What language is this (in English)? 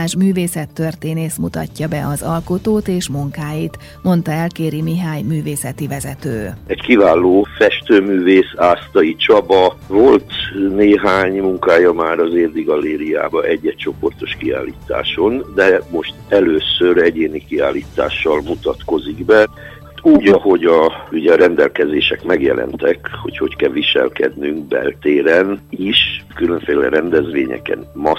Hungarian